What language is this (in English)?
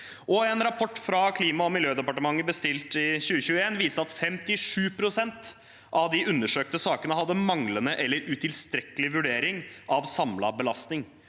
Norwegian